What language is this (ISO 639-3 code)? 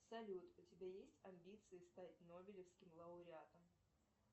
rus